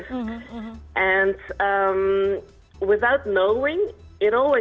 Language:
Indonesian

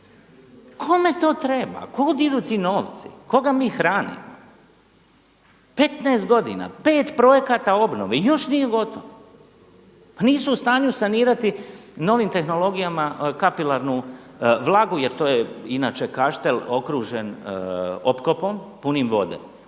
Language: Croatian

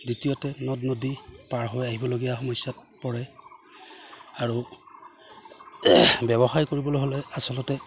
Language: Assamese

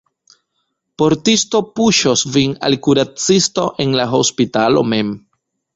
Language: Esperanto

